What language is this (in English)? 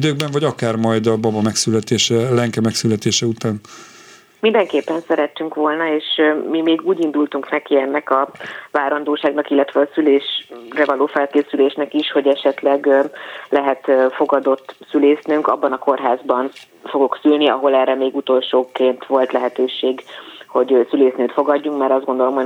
Hungarian